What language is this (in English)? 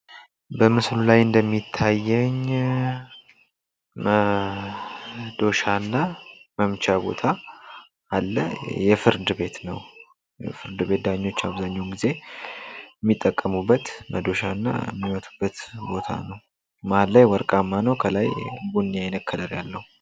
Amharic